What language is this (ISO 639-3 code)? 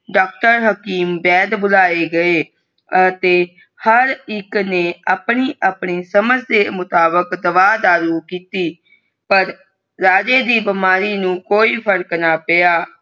pan